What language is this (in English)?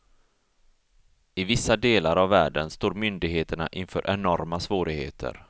Swedish